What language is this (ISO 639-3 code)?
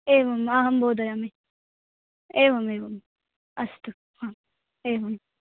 san